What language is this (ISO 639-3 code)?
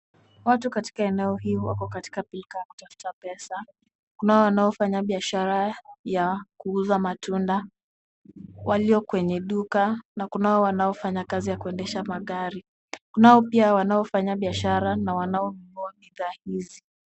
swa